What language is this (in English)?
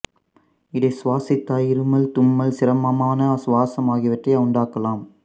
Tamil